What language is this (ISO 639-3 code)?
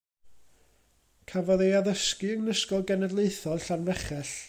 cym